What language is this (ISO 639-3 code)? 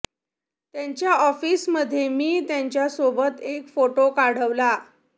mar